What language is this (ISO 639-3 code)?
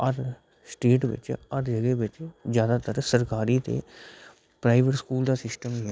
doi